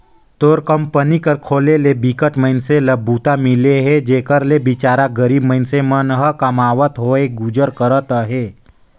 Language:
Chhattisgarhi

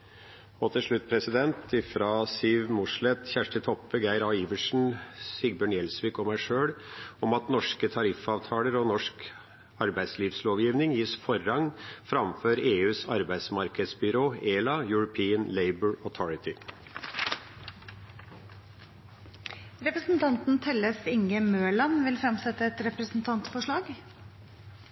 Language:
Norwegian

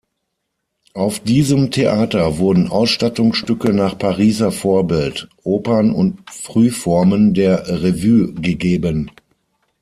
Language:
German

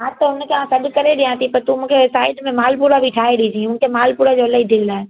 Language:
Sindhi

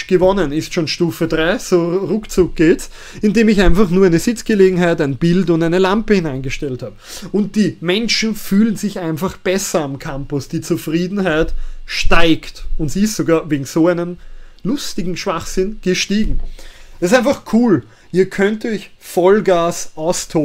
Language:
German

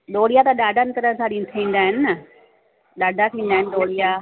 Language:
Sindhi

